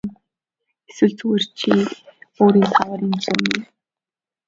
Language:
Mongolian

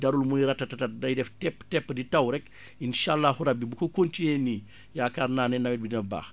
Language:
Wolof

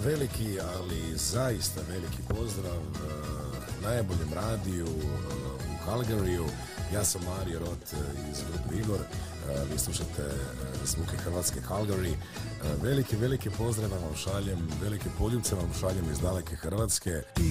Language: Croatian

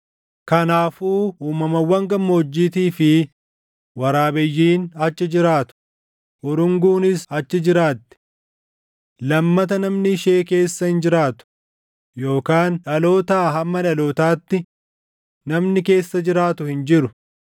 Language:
Oromo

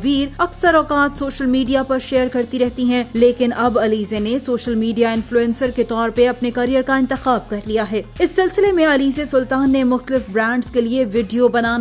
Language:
Hindi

